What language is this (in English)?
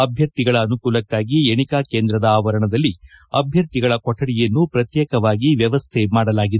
Kannada